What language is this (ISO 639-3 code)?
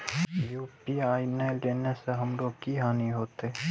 mai